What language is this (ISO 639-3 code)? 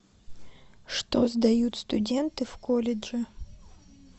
rus